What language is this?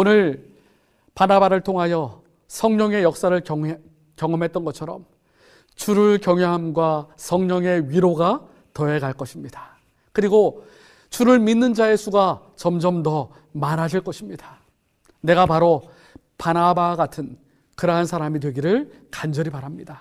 Korean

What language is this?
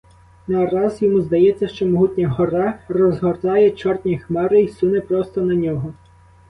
Ukrainian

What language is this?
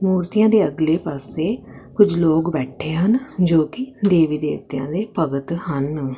Punjabi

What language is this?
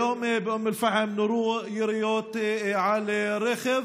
Hebrew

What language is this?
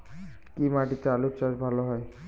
Bangla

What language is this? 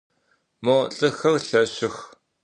Adyghe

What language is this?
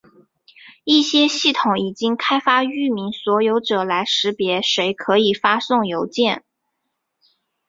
Chinese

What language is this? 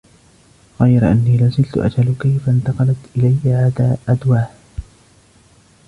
Arabic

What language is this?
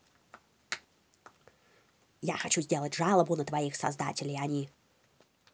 Russian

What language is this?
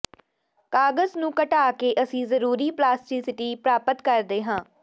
Punjabi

